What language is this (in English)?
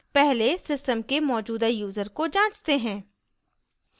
Hindi